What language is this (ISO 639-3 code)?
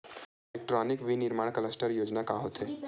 hne